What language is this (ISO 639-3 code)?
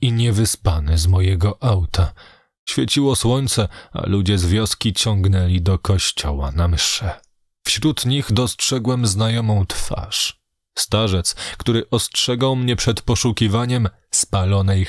pol